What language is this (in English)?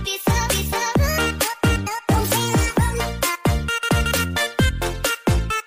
Indonesian